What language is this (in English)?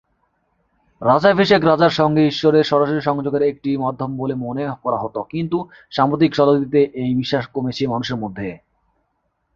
Bangla